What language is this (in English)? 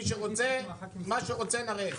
Hebrew